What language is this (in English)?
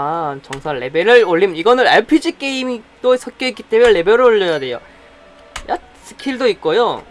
Korean